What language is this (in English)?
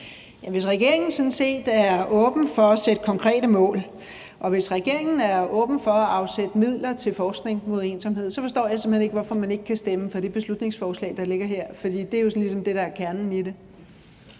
Danish